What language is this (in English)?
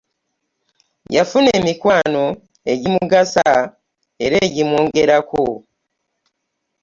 Ganda